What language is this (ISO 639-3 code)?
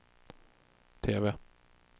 swe